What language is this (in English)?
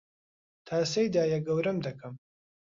Central Kurdish